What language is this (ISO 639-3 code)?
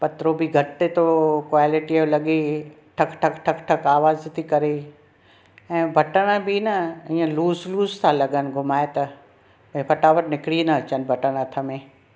snd